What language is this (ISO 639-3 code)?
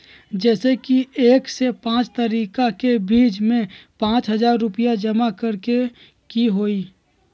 mag